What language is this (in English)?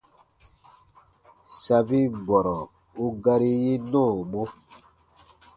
Baatonum